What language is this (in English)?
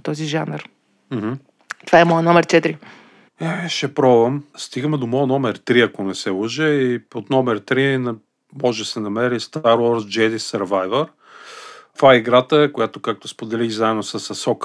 Bulgarian